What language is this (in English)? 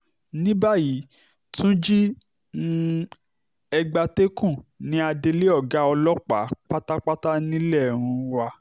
Yoruba